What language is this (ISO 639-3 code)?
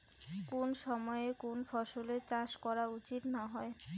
ben